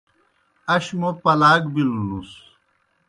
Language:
Kohistani Shina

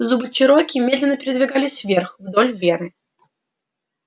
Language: Russian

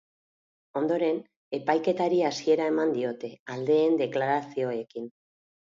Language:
Basque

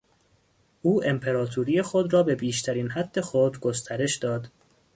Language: Persian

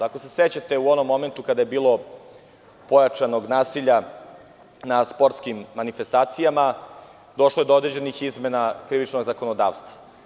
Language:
Serbian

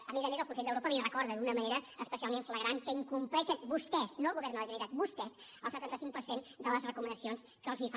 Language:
Catalan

